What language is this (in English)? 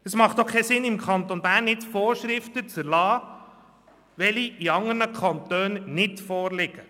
Swiss German